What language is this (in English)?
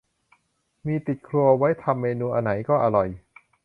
Thai